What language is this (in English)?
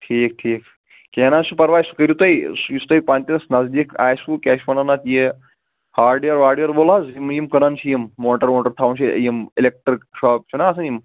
Kashmiri